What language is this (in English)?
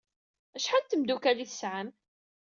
Kabyle